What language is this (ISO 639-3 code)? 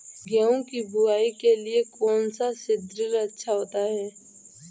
hin